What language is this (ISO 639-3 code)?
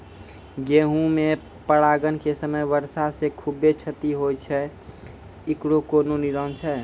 mai